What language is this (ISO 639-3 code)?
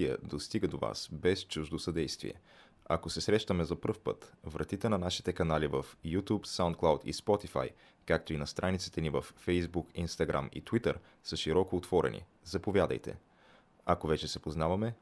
bul